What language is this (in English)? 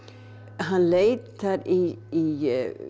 Icelandic